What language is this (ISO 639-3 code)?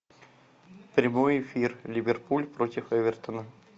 rus